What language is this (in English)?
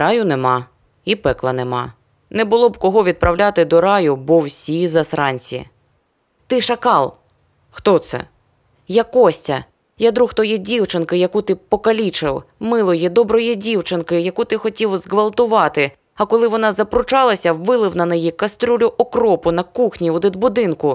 Ukrainian